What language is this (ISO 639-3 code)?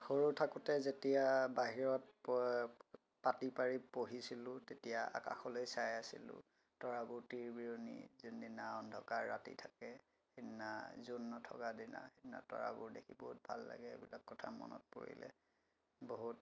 asm